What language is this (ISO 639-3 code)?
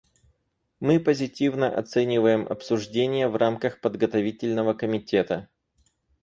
rus